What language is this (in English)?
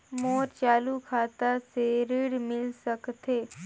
Chhattisgarhi